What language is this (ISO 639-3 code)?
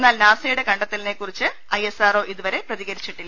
mal